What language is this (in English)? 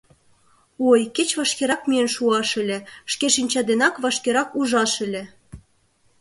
Mari